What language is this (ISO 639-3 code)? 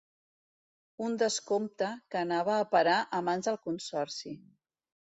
cat